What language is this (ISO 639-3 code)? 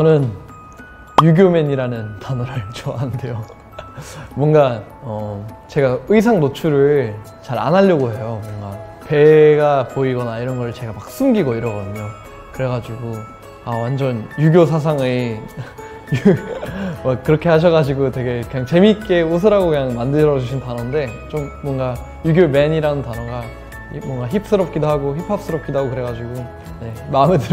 kor